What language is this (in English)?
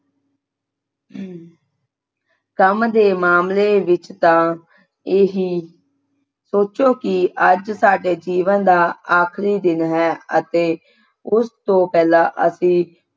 Punjabi